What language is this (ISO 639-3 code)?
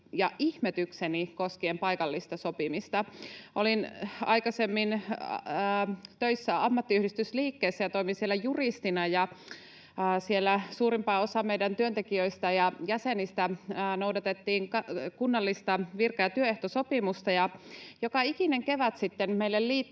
fin